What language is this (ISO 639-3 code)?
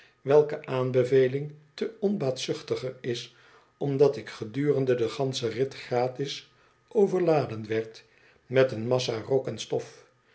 nld